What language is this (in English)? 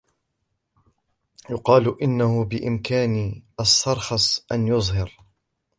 Arabic